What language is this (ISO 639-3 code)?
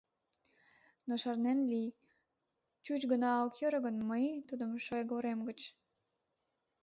chm